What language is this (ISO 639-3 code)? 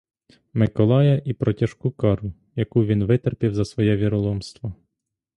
ukr